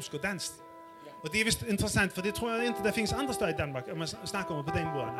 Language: Danish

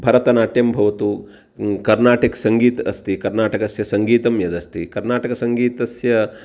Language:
Sanskrit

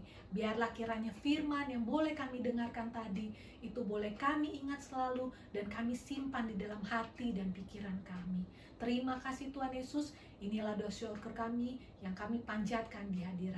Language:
Indonesian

